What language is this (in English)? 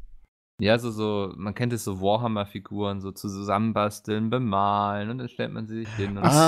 German